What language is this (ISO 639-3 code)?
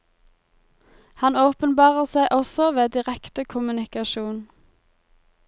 nor